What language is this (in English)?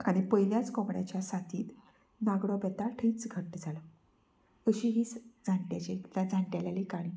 Konkani